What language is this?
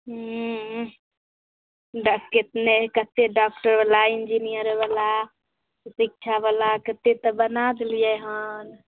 Maithili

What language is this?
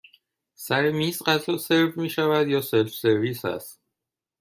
Persian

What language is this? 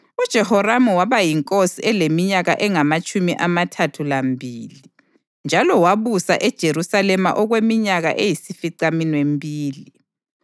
North Ndebele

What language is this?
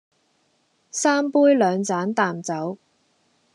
Cantonese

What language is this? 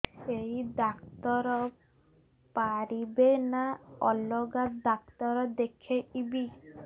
Odia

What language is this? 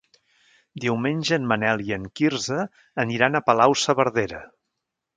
Catalan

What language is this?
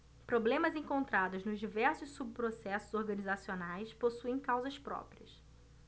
Portuguese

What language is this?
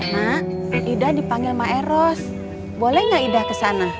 Indonesian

